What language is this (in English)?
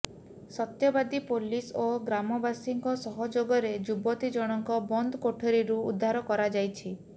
Odia